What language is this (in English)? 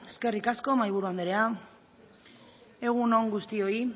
Basque